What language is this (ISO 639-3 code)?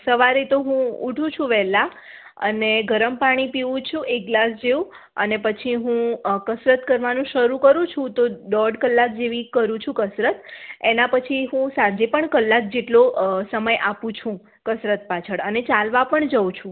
guj